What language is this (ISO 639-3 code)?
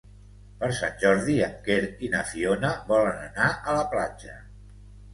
cat